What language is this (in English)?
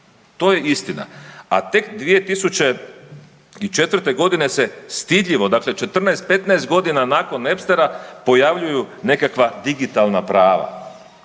Croatian